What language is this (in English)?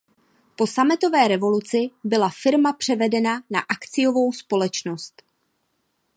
Czech